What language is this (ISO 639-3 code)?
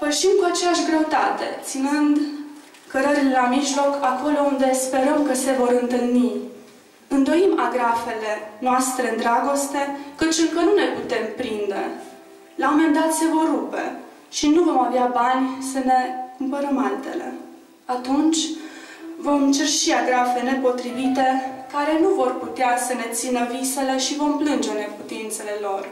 ron